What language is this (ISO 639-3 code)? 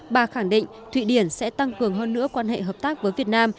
vie